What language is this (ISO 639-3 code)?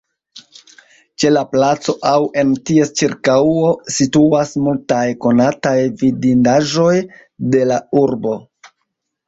epo